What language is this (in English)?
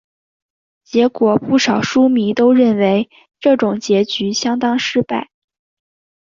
Chinese